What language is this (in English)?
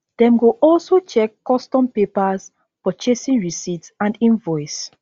Nigerian Pidgin